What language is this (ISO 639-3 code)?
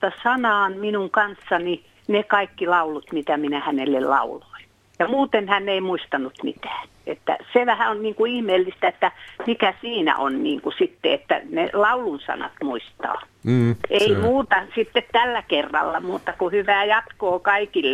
fin